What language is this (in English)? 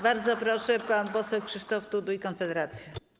Polish